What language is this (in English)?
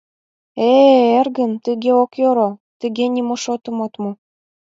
Mari